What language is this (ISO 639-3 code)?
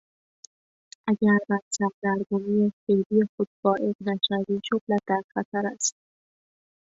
fas